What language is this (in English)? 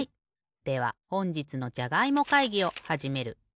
Japanese